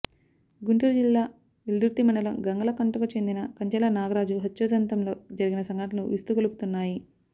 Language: Telugu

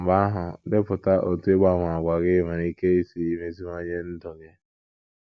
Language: Igbo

